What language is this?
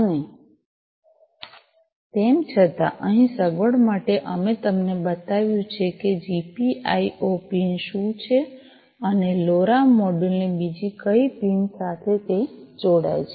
Gujarati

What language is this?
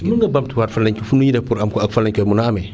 Wolof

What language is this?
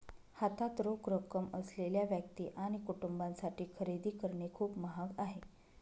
Marathi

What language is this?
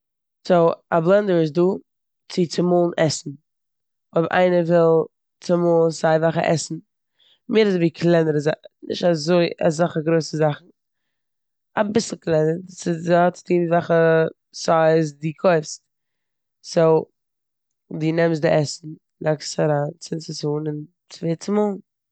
Yiddish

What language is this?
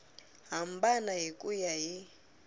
Tsonga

